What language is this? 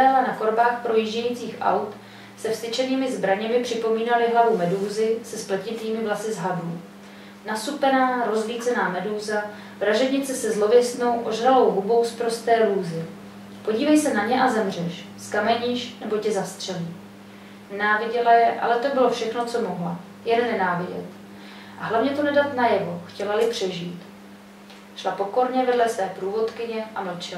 Czech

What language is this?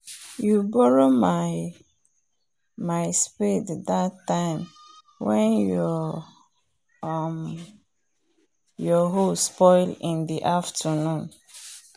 Nigerian Pidgin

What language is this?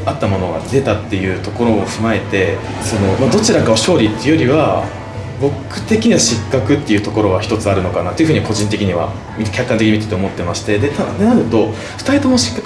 Japanese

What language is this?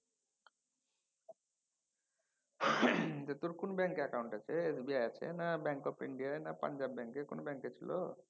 Bangla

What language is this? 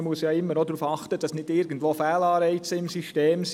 Swiss German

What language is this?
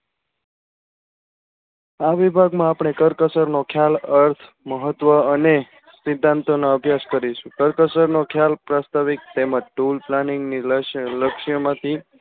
Gujarati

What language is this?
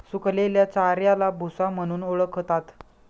Marathi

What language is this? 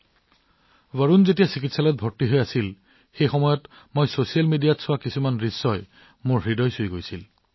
Assamese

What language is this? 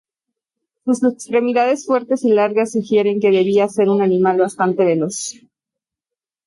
Spanish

